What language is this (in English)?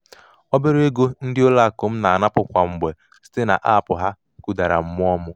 Igbo